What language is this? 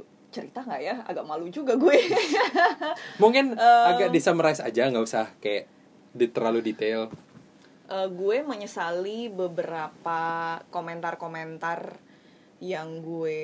Indonesian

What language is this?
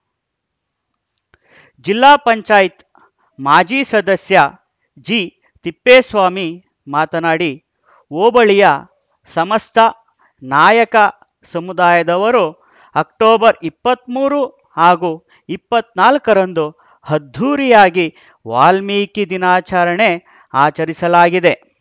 Kannada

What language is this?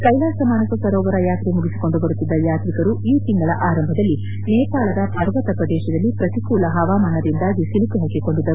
Kannada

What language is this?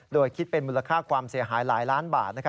Thai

